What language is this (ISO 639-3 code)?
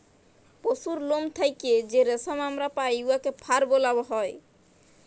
ben